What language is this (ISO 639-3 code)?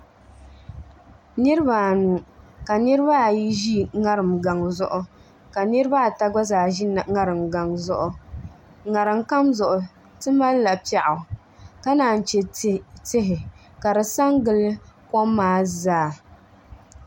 dag